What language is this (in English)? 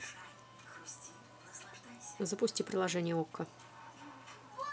Russian